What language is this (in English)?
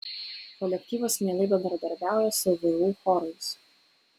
Lithuanian